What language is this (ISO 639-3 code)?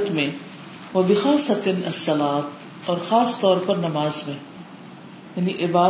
urd